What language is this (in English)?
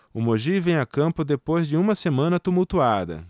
Portuguese